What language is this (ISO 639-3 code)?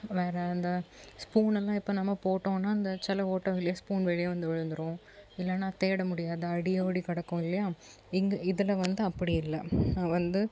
tam